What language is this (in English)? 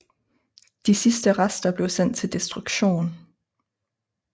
Danish